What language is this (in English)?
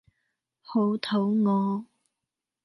Cantonese